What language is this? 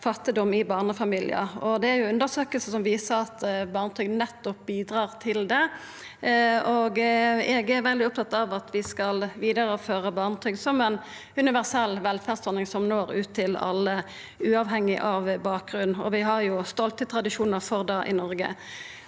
Norwegian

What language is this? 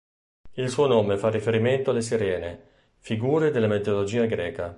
Italian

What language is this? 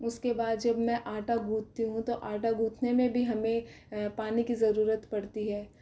Hindi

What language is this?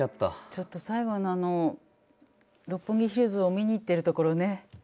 Japanese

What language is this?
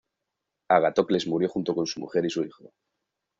Spanish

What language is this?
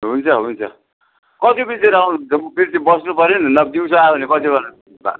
Nepali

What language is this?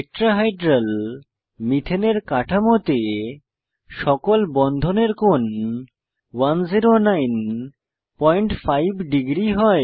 Bangla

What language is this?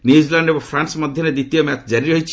Odia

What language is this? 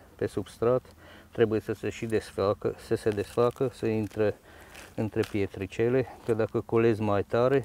Romanian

